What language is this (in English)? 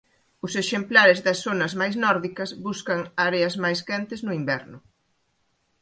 Galician